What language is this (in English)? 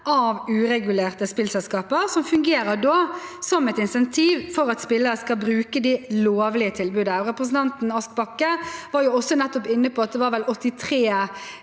Norwegian